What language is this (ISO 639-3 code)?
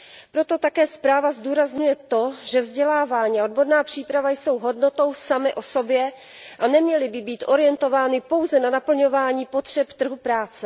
ces